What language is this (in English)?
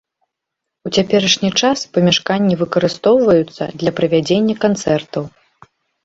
Belarusian